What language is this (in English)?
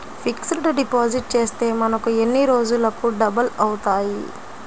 Telugu